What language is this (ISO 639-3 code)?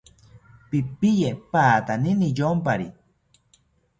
cpy